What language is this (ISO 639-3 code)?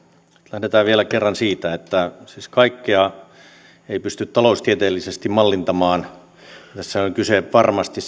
fin